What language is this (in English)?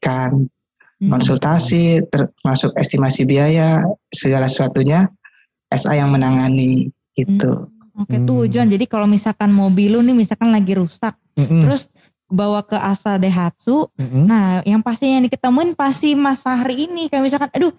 Indonesian